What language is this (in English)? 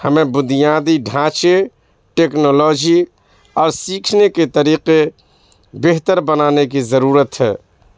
Urdu